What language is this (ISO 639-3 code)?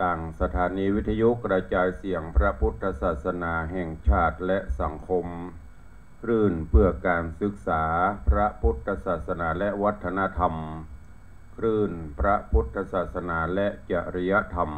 tha